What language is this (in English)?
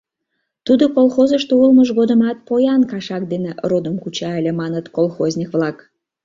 Mari